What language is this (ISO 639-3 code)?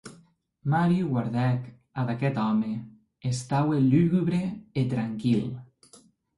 oci